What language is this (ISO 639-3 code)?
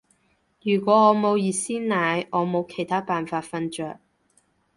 yue